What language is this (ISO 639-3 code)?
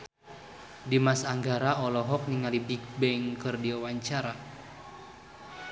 sun